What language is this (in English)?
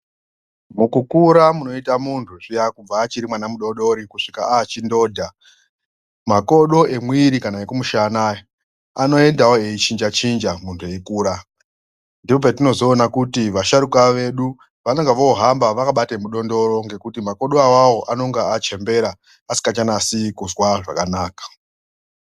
Ndau